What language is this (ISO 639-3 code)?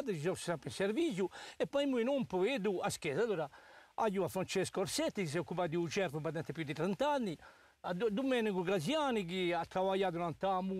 ita